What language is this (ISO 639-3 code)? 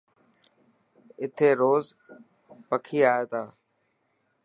mki